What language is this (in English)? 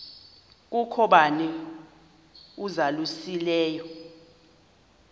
Xhosa